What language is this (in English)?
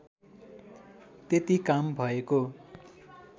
Nepali